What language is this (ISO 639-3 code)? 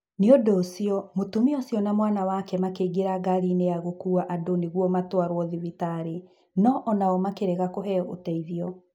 kik